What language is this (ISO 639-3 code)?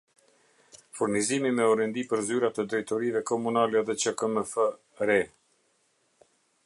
sqi